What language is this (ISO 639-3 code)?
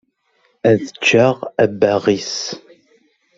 kab